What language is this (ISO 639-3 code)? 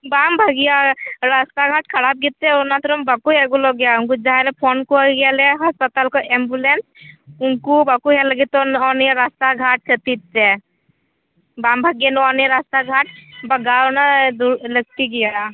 sat